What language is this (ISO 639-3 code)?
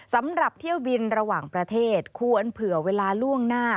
tha